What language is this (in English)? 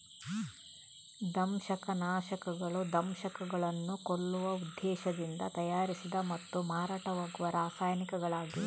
Kannada